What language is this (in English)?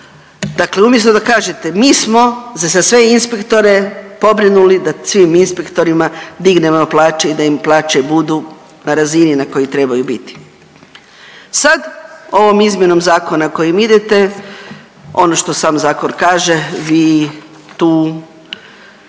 Croatian